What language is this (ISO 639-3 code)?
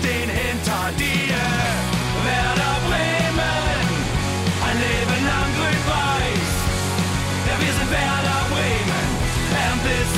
deu